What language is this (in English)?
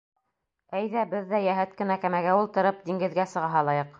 Bashkir